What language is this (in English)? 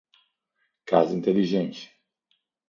Portuguese